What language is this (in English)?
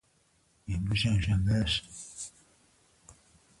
Persian